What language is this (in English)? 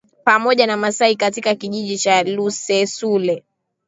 Swahili